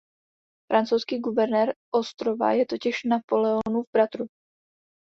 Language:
Czech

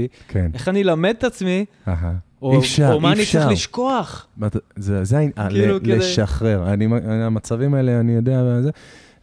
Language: Hebrew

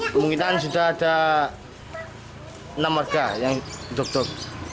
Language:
Indonesian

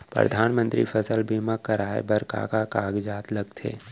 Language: Chhattisgarhi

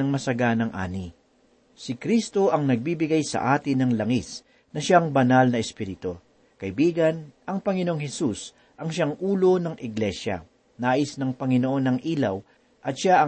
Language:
Filipino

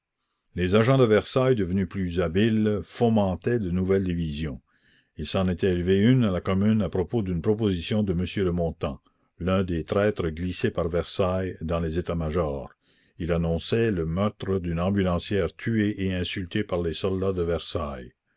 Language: French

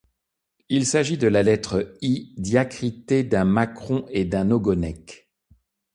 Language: French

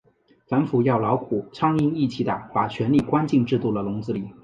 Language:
Chinese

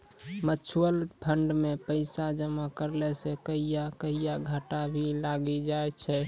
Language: Maithili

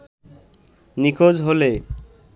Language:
Bangla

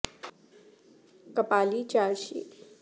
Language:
Urdu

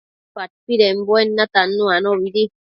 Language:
Matsés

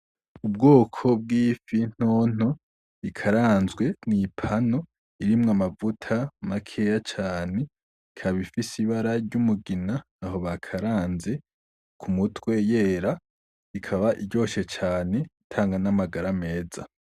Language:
Rundi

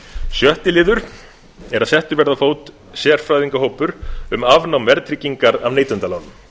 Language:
Icelandic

